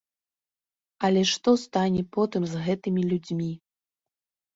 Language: Belarusian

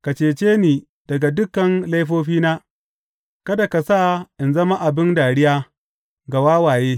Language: Hausa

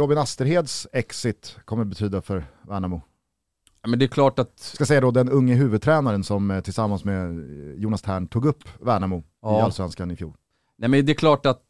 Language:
Swedish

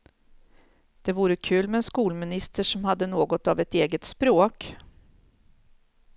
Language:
Swedish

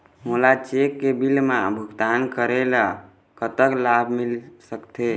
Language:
Chhattisgarhi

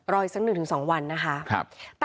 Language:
Thai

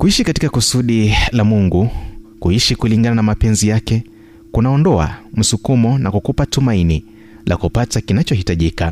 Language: Swahili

